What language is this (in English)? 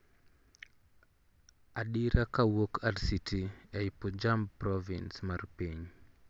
Luo (Kenya and Tanzania)